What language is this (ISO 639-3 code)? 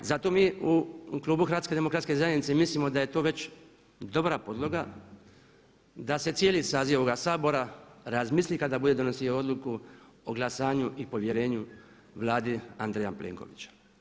hrv